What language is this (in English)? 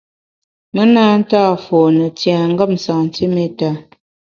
Bamun